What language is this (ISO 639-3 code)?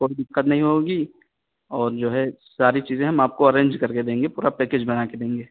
urd